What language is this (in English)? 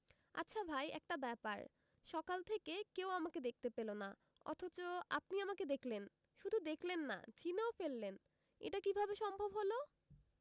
Bangla